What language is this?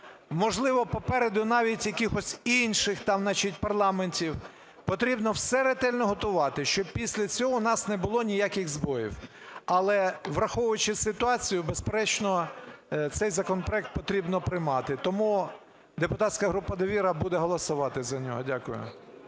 Ukrainian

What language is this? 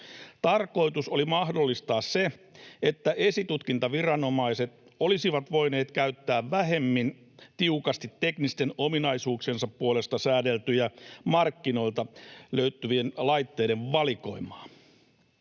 Finnish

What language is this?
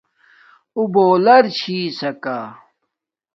Domaaki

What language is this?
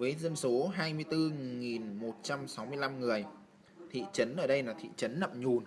Vietnamese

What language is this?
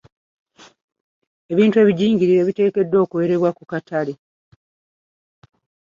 Ganda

